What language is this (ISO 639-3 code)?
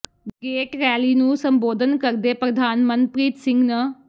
pan